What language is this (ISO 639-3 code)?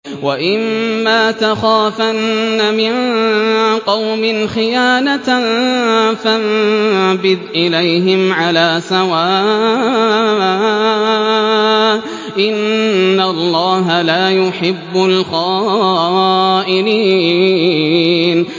ara